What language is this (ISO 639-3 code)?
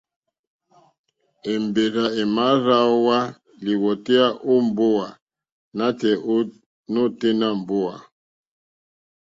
bri